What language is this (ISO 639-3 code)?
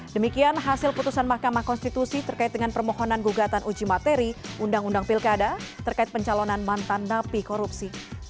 ind